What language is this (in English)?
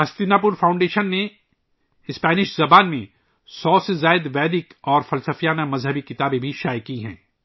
Urdu